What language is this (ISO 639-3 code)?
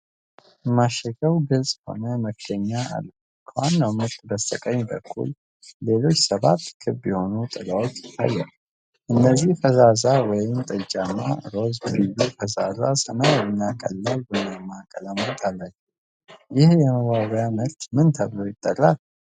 amh